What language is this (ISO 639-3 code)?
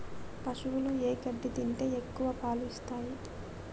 tel